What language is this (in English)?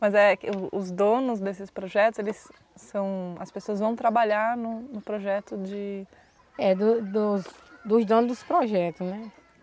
Portuguese